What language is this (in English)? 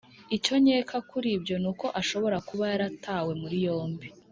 Kinyarwanda